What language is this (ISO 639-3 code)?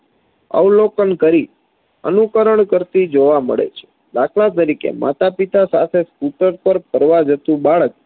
guj